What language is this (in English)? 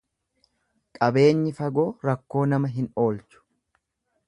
Oromo